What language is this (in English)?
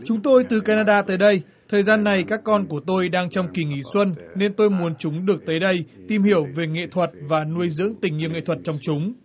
Vietnamese